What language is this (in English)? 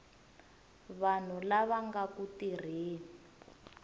Tsonga